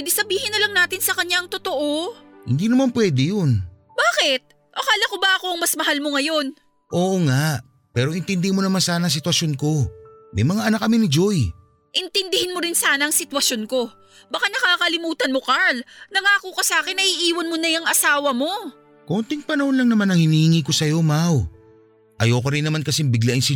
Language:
Filipino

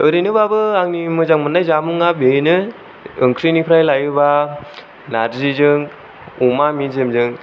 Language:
Bodo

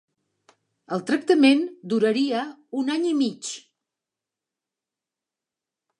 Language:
Catalan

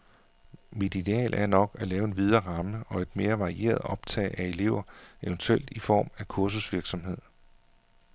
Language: Danish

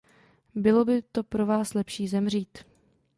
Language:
Czech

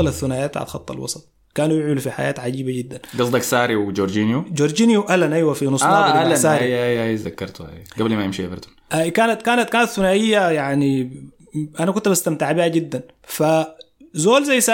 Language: Arabic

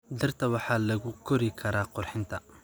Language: Somali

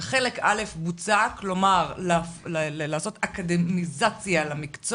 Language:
Hebrew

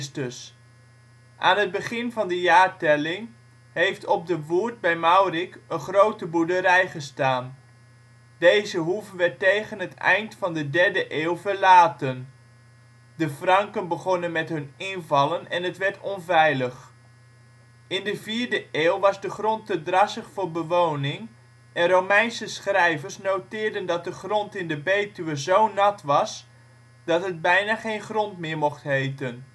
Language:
Dutch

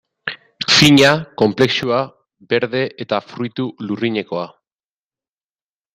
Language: Basque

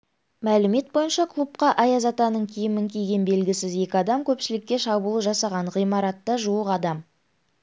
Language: Kazakh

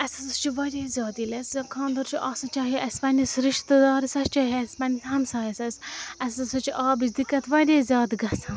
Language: Kashmiri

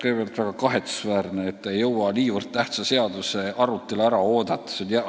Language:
Estonian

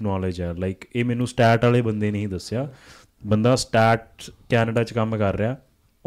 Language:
Punjabi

